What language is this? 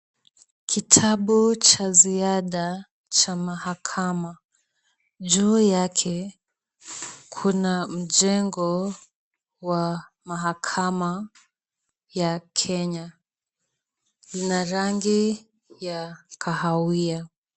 Swahili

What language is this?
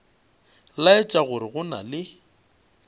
Northern Sotho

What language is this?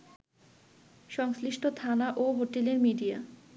Bangla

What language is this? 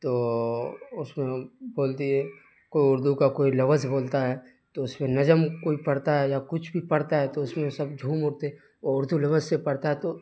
Urdu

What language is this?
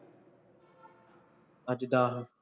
Punjabi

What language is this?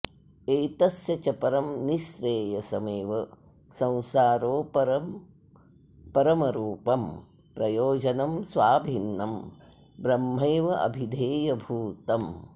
Sanskrit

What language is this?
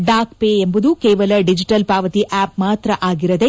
Kannada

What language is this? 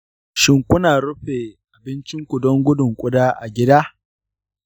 Hausa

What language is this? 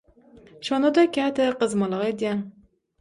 Turkmen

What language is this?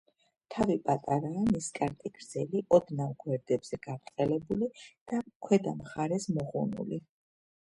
Georgian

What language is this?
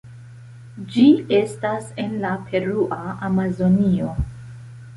Esperanto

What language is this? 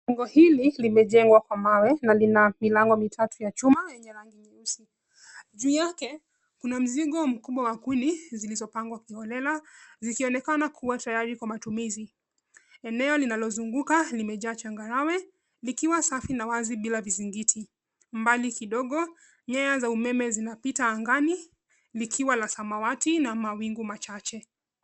Swahili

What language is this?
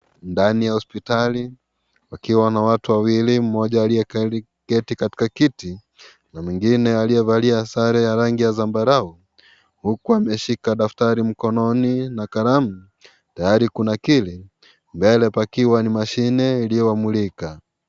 Swahili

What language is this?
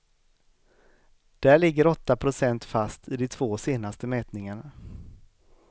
Swedish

